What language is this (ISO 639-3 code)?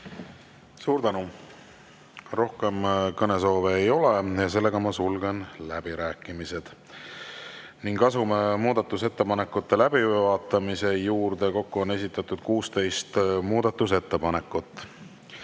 est